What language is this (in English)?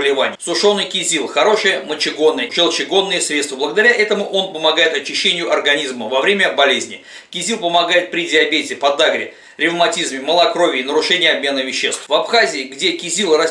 Russian